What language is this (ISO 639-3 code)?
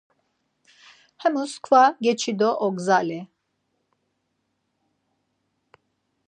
lzz